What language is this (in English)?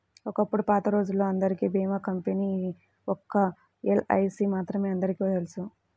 Telugu